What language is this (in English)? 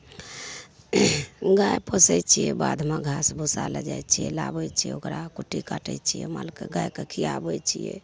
Maithili